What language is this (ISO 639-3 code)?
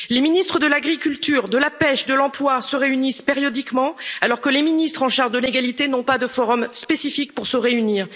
fra